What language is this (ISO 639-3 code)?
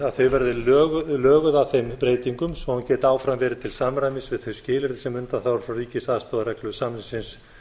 isl